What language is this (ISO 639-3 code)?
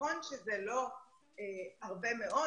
heb